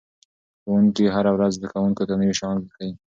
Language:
Pashto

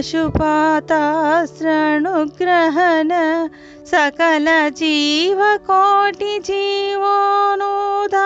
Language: Telugu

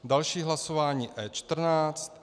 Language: Czech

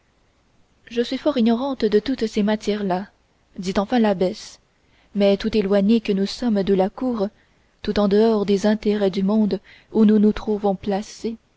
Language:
French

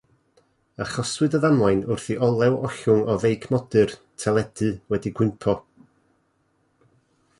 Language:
Welsh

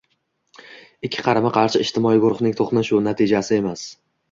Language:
Uzbek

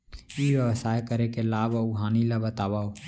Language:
Chhattisgarhi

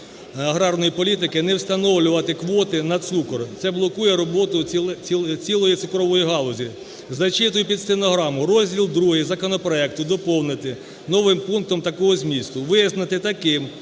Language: Ukrainian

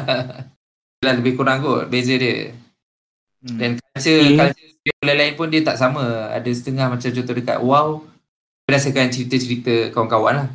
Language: Malay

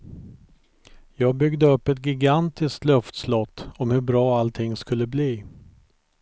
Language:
Swedish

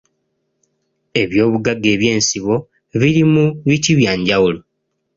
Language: Ganda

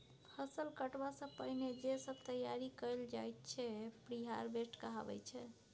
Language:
Maithili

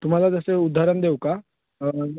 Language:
Marathi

